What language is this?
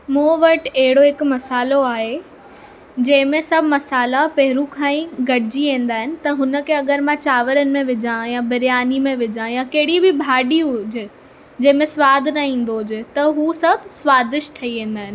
Sindhi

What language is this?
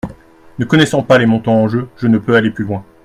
French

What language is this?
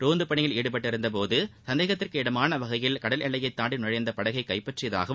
Tamil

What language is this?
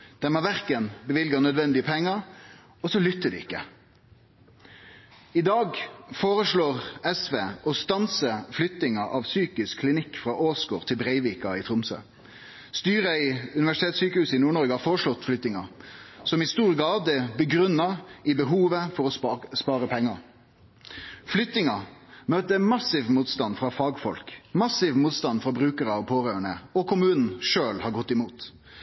Norwegian Nynorsk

